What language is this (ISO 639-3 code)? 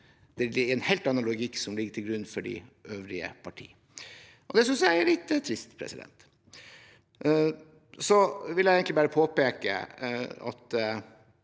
nor